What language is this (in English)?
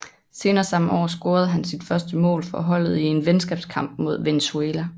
Danish